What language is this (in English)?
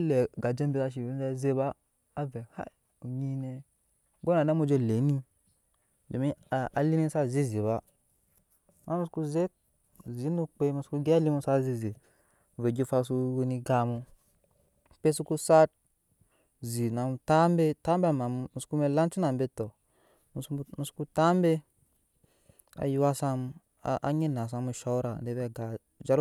Nyankpa